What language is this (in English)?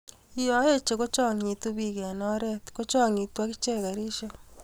Kalenjin